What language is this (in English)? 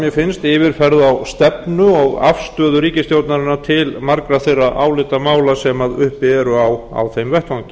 Icelandic